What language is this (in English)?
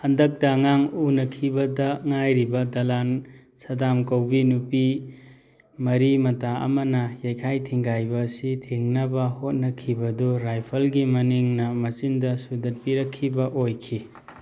Manipuri